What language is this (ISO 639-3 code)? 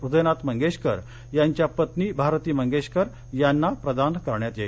mar